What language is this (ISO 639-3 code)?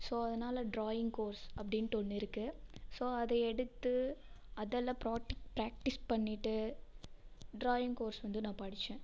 tam